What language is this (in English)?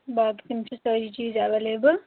Kashmiri